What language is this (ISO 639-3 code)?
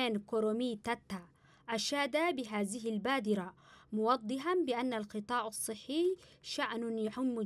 ara